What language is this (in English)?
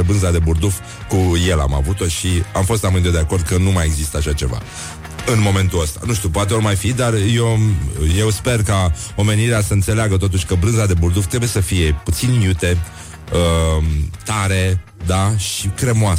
Romanian